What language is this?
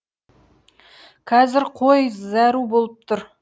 Kazakh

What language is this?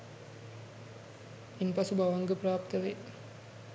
Sinhala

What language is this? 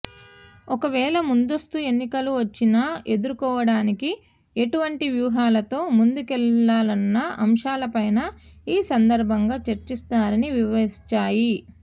Telugu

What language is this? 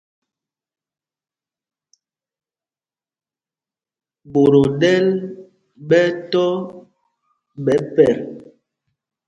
Mpumpong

